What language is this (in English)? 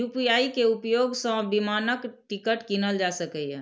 Maithili